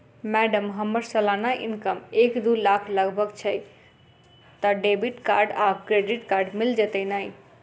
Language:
Maithili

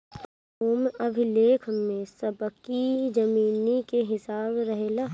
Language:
Bhojpuri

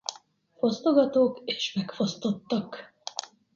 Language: Hungarian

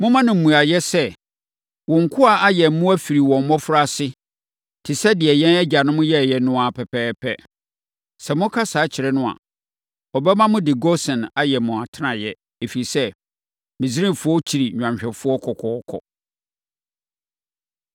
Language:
Akan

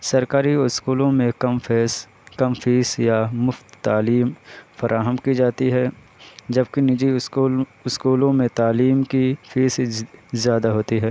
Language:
Urdu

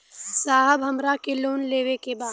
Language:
Bhojpuri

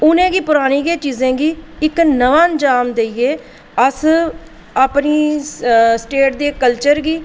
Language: Dogri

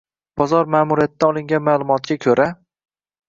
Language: Uzbek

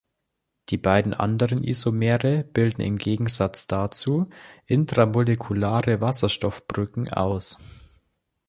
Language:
German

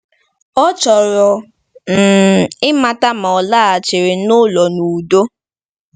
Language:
Igbo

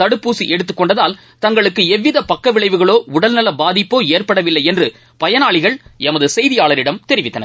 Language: Tamil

